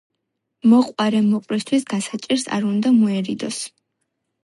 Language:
Georgian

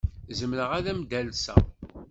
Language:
Kabyle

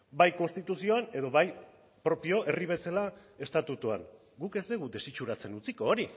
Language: Basque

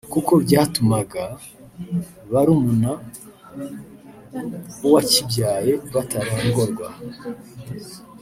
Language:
Kinyarwanda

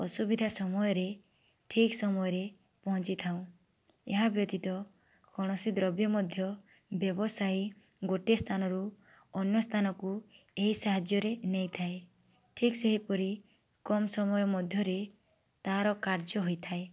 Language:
Odia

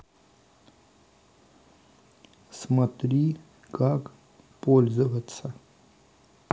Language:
Russian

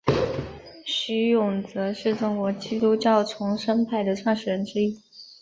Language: Chinese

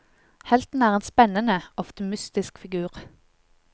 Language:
Norwegian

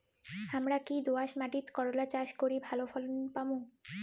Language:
Bangla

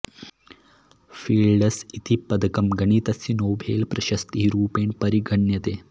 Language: Sanskrit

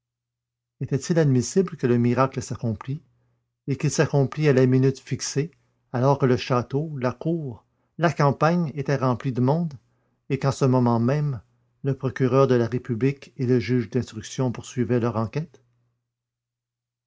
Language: French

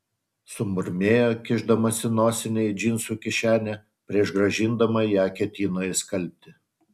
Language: Lithuanian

